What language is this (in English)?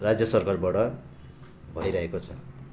Nepali